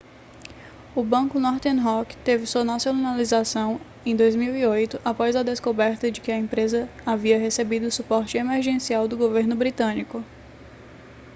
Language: Portuguese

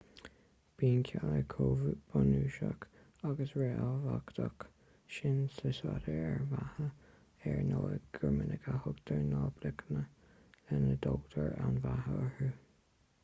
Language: Irish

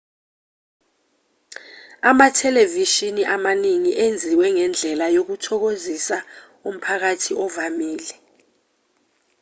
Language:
Zulu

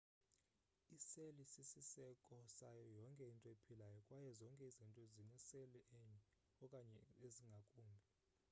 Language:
Xhosa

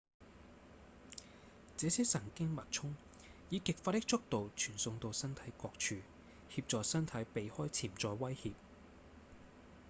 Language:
Cantonese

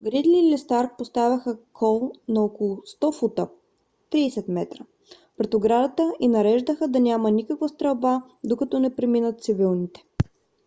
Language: Bulgarian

